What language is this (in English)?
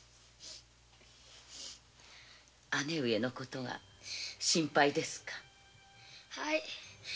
Japanese